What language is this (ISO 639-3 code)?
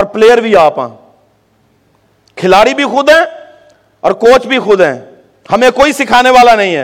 urd